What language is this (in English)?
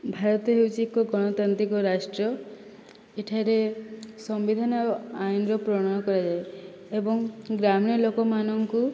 Odia